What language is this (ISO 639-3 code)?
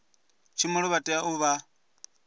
ven